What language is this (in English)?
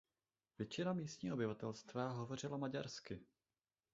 Czech